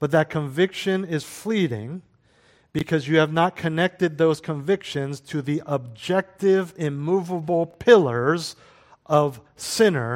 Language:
English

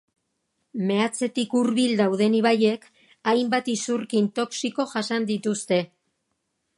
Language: Basque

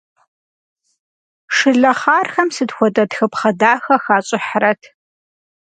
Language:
Kabardian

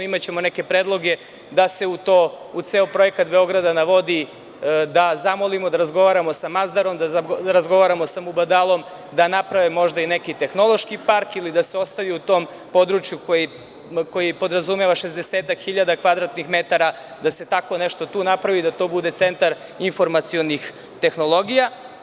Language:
Serbian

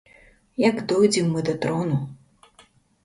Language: Belarusian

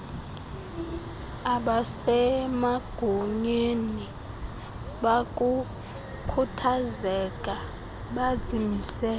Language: Xhosa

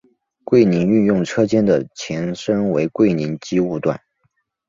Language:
Chinese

